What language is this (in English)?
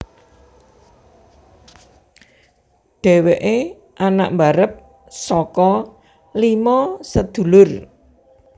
Javanese